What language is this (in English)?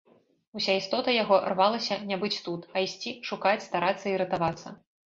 Belarusian